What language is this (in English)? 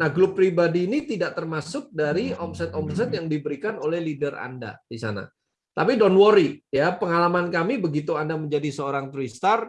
Indonesian